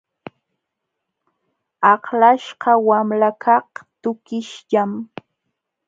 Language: Jauja Wanca Quechua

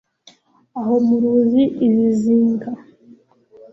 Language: Kinyarwanda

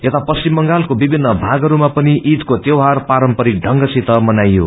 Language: Nepali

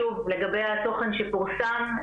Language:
Hebrew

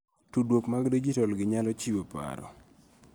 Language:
Luo (Kenya and Tanzania)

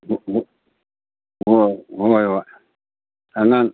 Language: Manipuri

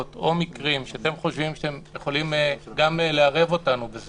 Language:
Hebrew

